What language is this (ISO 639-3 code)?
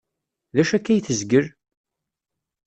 kab